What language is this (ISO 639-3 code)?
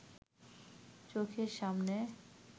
ben